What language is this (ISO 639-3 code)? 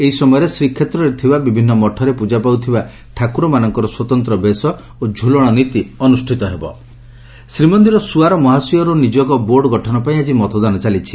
ori